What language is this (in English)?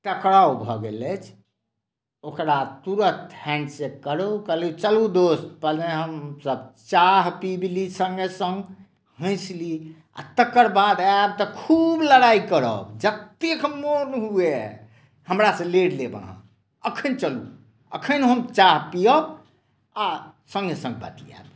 Maithili